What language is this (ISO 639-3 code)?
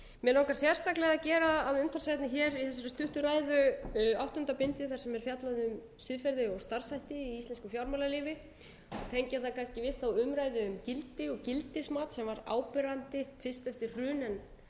isl